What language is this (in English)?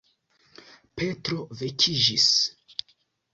Esperanto